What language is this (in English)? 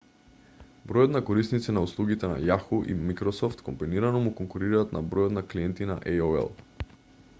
Macedonian